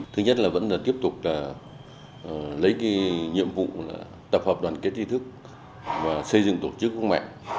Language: Vietnamese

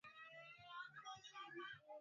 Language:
Swahili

